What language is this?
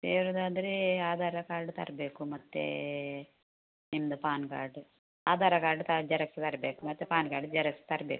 Kannada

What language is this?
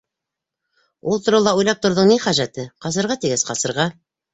Bashkir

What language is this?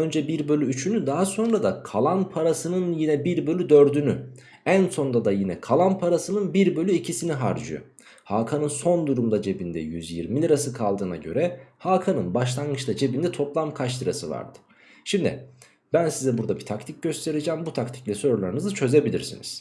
Turkish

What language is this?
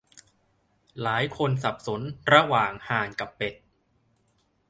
Thai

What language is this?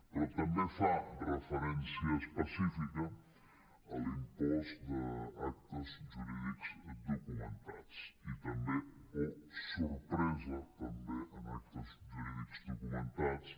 Catalan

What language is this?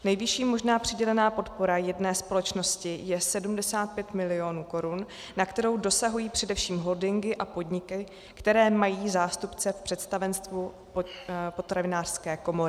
Czech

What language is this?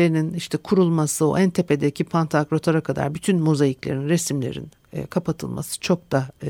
Turkish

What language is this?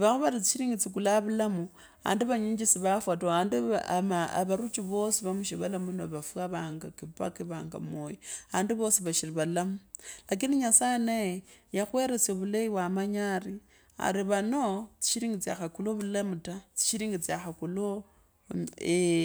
Kabras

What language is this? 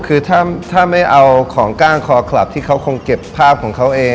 Thai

